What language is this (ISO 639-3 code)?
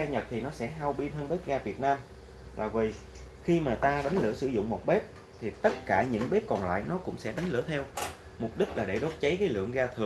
vie